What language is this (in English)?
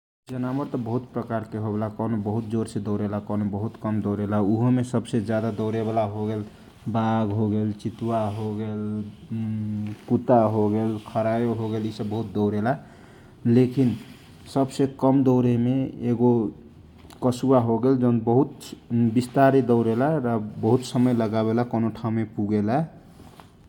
Kochila Tharu